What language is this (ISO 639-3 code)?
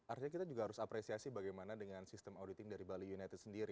ind